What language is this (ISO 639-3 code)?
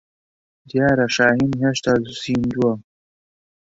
ckb